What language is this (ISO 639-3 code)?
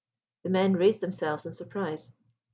eng